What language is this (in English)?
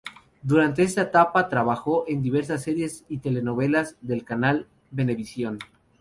Spanish